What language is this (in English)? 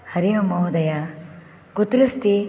Sanskrit